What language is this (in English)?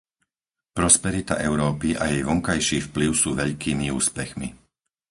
Slovak